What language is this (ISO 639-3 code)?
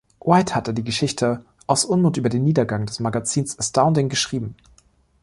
deu